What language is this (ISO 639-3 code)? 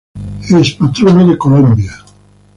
spa